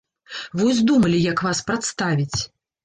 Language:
Belarusian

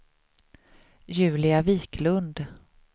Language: Swedish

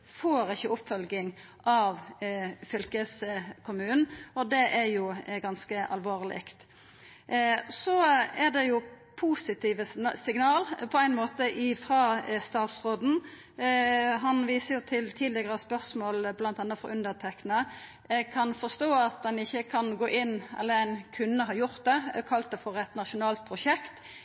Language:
Norwegian Nynorsk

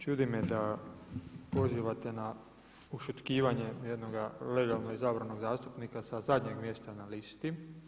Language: Croatian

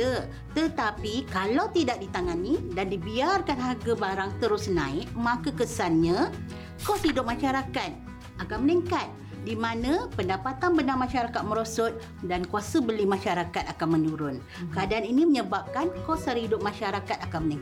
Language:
Malay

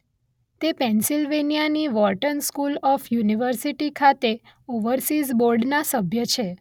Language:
Gujarati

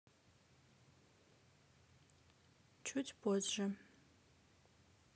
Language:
Russian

